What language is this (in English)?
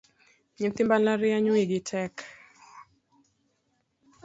Luo (Kenya and Tanzania)